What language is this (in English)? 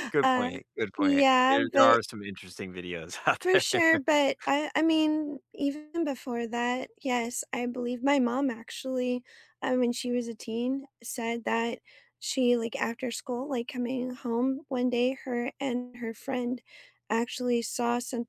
English